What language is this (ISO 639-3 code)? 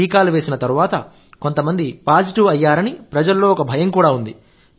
tel